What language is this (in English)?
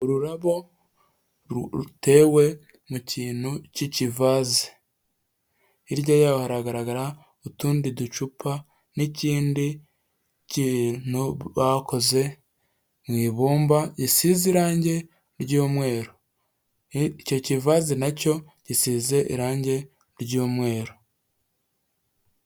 Kinyarwanda